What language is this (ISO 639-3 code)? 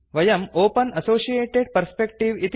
san